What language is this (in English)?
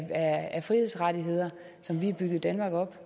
Danish